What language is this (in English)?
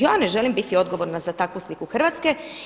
Croatian